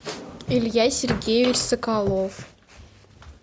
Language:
Russian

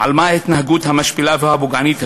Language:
Hebrew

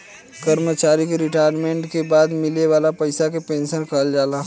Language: Bhojpuri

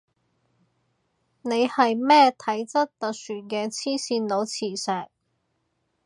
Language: Cantonese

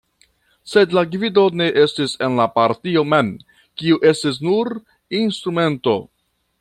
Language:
Esperanto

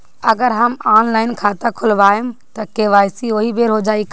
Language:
Bhojpuri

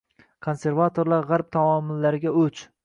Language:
Uzbek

